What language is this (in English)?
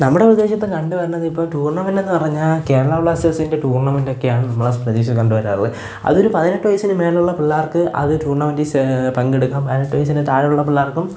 Malayalam